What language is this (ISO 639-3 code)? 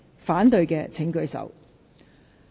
yue